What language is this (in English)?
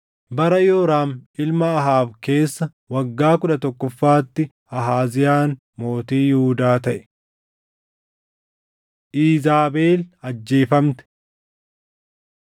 Oromo